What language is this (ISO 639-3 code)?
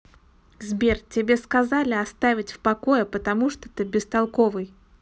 rus